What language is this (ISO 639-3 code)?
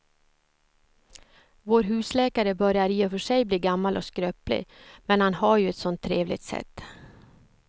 swe